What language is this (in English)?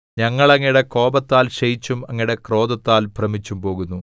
Malayalam